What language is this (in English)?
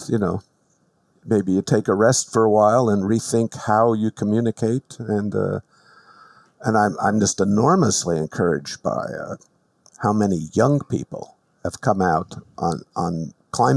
English